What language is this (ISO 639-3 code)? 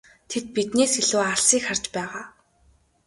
mon